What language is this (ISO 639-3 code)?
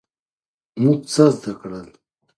pus